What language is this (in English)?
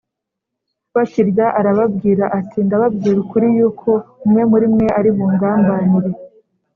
Kinyarwanda